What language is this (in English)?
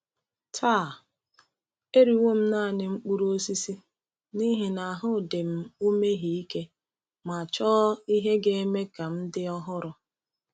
Igbo